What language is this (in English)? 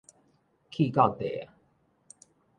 Min Nan Chinese